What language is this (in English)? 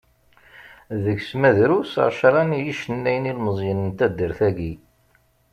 Kabyle